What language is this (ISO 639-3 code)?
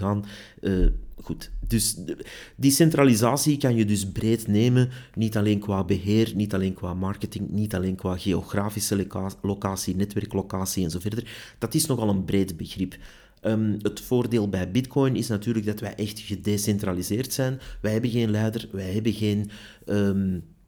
nld